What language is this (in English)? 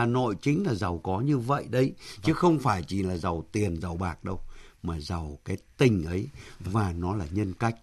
Vietnamese